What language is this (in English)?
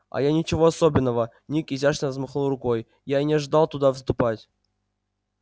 Russian